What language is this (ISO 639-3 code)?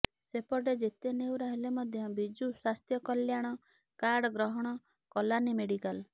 ori